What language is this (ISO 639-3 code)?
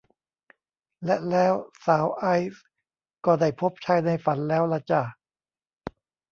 tha